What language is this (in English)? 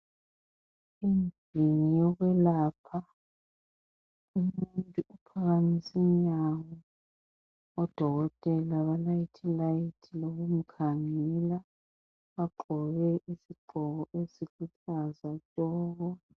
North Ndebele